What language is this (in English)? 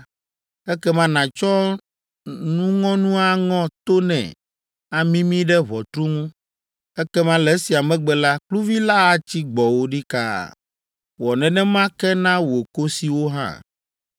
Ewe